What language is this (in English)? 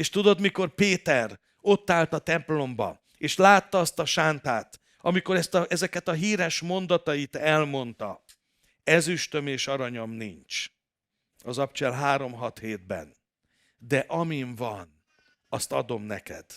Hungarian